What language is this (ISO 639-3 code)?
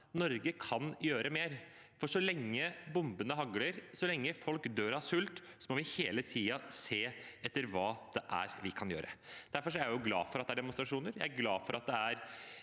nor